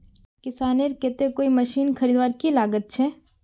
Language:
Magahi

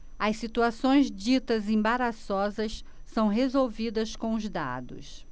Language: Portuguese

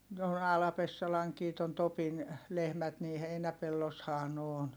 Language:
Finnish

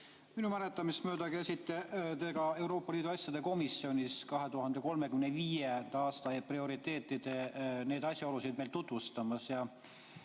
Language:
Estonian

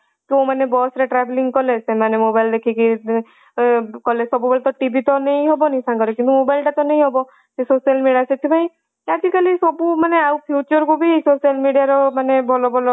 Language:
Odia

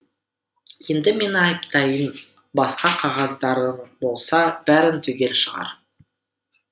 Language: Kazakh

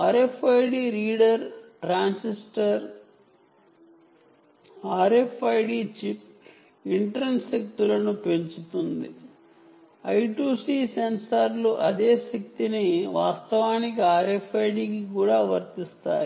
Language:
Telugu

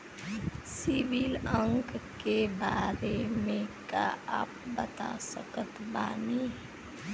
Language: Bhojpuri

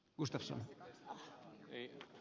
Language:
Finnish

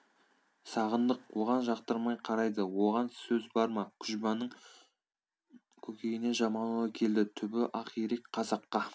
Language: Kazakh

